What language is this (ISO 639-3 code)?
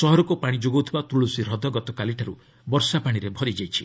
ori